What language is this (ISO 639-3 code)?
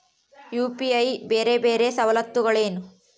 kan